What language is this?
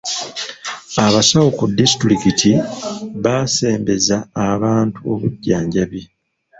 Ganda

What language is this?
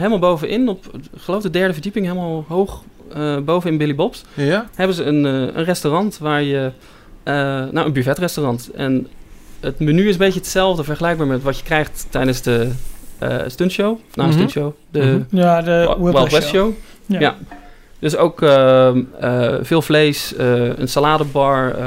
Dutch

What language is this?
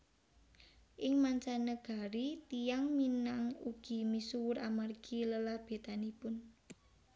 Javanese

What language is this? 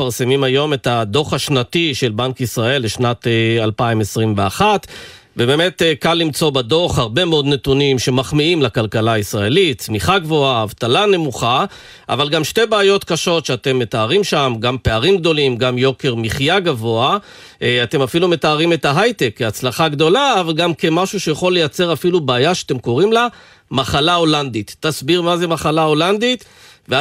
Hebrew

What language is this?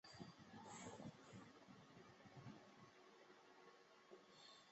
Chinese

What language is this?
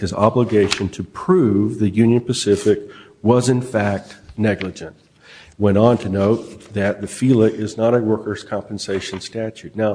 English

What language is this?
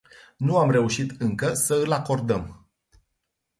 Romanian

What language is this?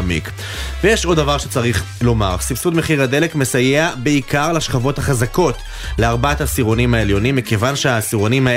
Hebrew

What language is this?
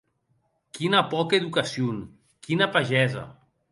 Occitan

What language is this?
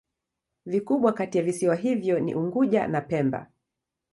Swahili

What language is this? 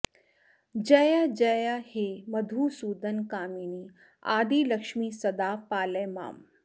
Sanskrit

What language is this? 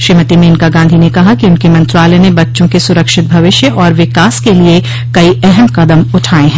Hindi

